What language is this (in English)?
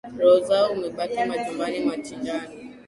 Swahili